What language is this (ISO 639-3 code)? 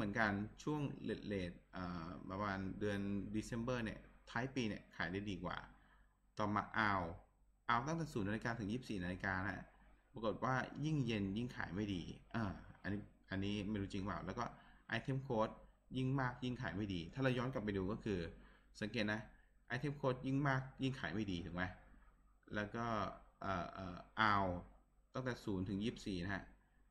tha